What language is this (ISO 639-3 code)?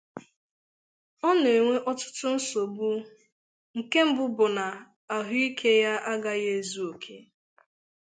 ibo